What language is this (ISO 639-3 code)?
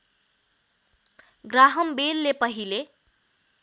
nep